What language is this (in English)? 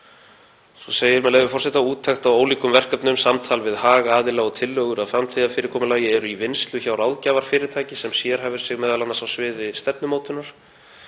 Icelandic